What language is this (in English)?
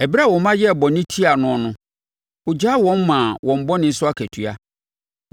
Akan